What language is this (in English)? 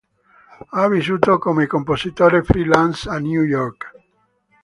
Italian